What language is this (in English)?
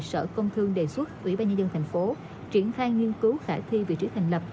Vietnamese